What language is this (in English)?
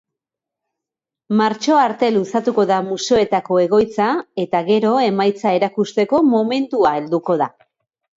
Basque